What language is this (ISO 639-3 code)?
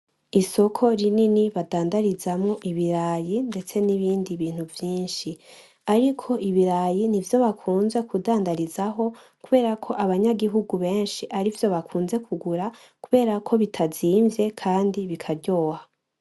run